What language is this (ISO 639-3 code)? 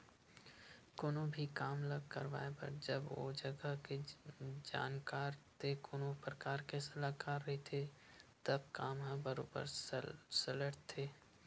hne